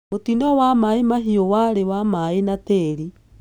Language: Kikuyu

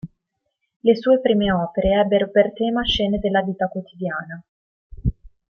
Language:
Italian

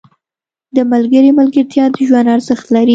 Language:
Pashto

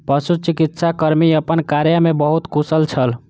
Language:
Maithili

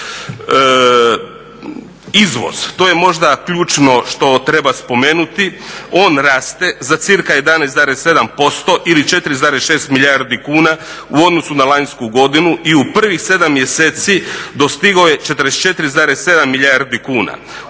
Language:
Croatian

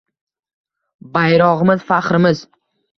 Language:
Uzbek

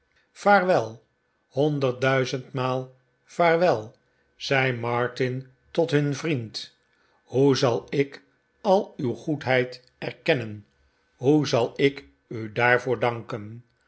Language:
Dutch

